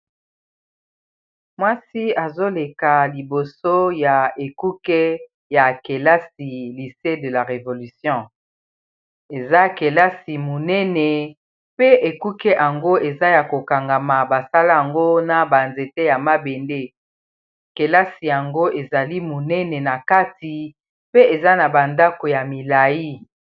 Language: Lingala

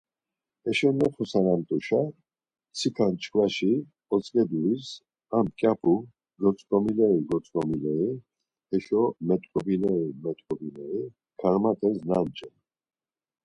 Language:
Laz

